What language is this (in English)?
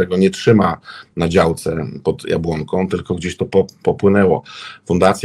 Polish